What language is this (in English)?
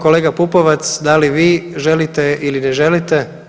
Croatian